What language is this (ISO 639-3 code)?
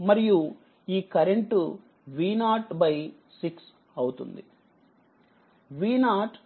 tel